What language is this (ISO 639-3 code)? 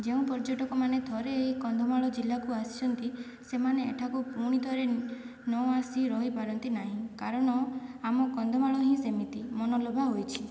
ori